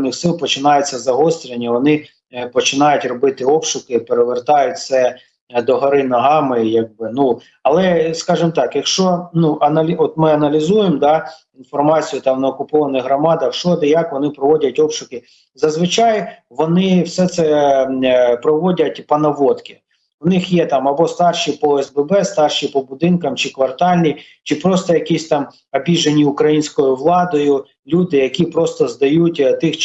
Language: Ukrainian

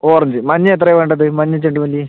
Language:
Malayalam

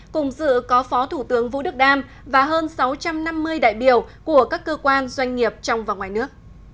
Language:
Vietnamese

